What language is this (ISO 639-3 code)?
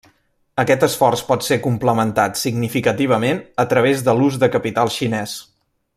cat